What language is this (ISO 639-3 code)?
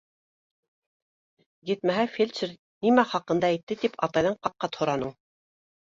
bak